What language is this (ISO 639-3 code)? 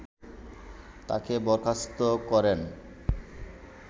ben